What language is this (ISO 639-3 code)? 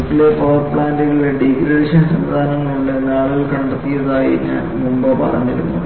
mal